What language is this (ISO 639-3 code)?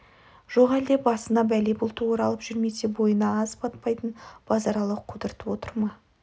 kaz